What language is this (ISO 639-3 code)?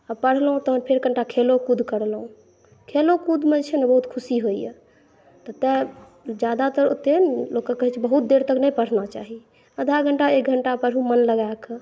mai